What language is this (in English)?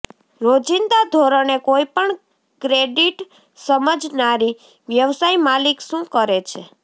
Gujarati